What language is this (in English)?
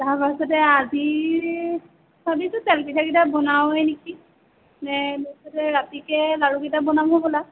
Assamese